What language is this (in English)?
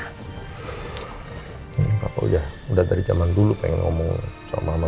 Indonesian